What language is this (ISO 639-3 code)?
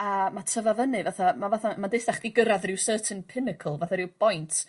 cym